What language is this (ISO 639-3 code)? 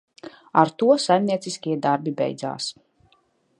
lav